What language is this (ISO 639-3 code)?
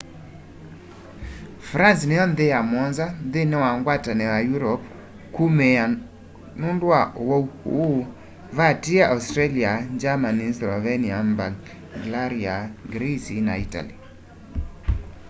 kam